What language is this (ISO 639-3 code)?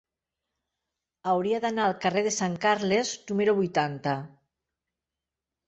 cat